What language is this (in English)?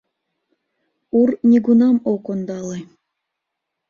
Mari